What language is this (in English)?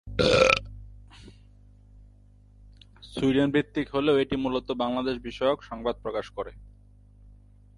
Bangla